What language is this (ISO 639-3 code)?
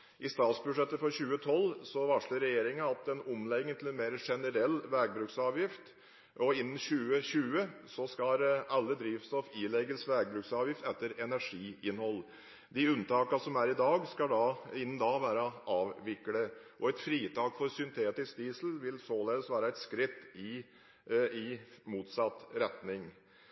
nob